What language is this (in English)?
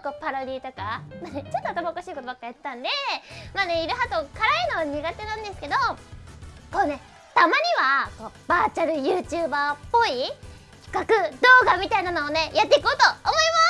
Japanese